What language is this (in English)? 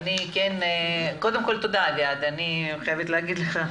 Hebrew